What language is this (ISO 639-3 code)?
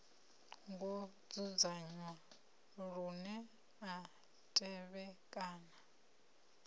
ven